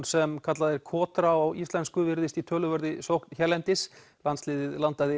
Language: Icelandic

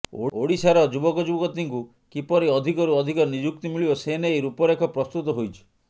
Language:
Odia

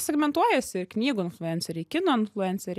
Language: Lithuanian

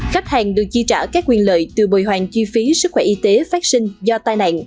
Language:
Vietnamese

